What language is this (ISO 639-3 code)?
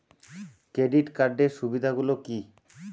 ben